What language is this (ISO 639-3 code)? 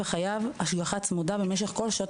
heb